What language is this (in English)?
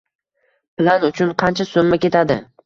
Uzbek